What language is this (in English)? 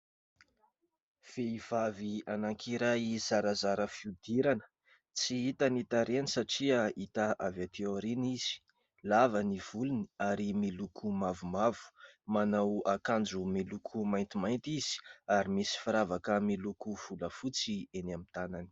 Malagasy